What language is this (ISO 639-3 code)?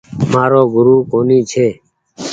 gig